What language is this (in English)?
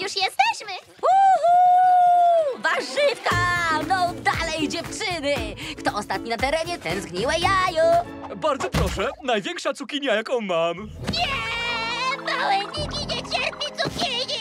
Polish